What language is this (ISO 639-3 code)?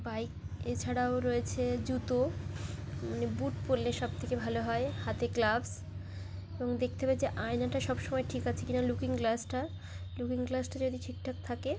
ben